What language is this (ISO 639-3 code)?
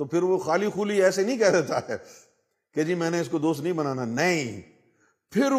urd